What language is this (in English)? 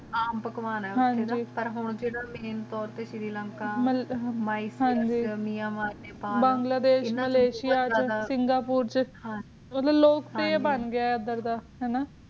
Punjabi